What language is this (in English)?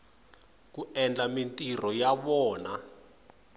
Tsonga